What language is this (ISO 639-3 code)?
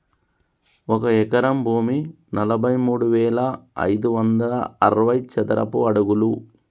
tel